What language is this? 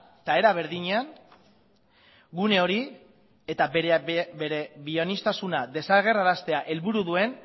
Basque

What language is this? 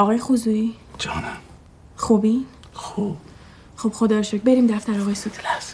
Persian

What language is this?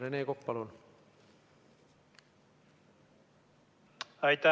Estonian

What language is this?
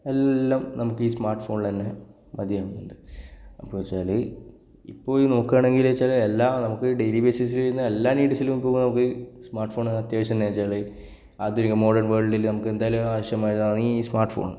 Malayalam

